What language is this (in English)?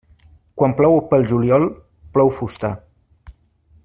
Catalan